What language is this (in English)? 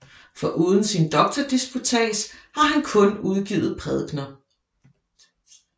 Danish